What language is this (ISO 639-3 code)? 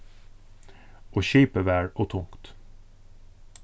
fao